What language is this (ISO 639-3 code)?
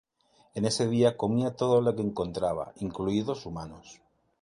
spa